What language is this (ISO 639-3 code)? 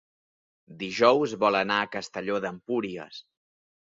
cat